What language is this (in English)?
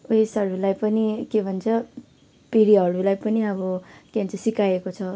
Nepali